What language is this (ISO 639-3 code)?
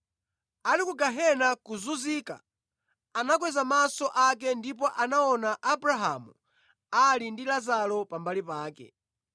nya